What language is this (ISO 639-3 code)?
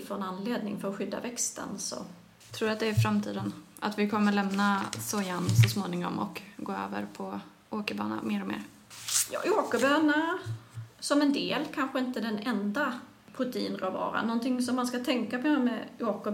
swe